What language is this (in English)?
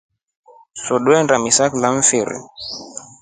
Rombo